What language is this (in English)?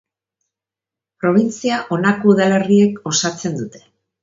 Basque